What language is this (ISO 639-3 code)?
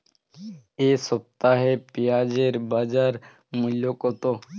ben